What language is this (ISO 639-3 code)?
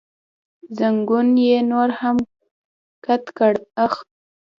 pus